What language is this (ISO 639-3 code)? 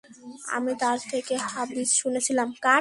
ben